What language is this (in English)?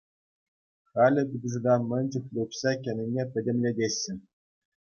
Chuvash